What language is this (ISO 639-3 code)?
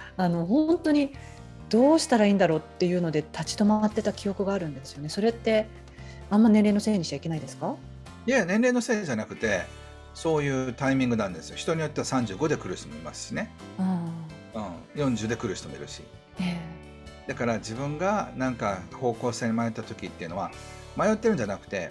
jpn